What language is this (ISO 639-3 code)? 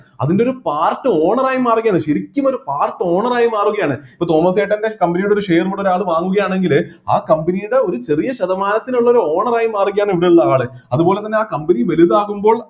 mal